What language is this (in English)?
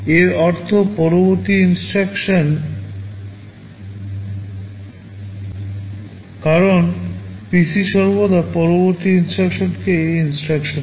Bangla